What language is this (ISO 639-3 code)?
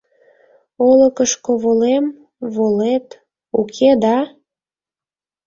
chm